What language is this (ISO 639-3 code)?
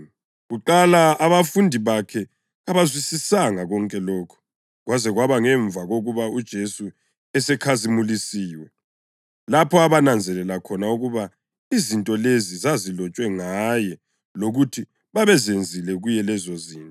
nde